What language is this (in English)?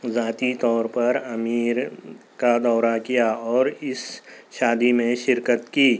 Urdu